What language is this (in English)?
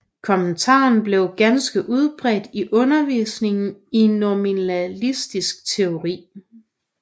Danish